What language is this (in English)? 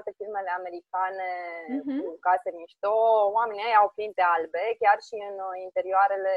Romanian